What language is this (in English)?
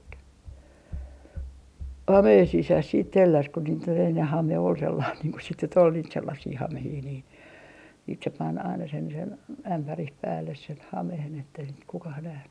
Finnish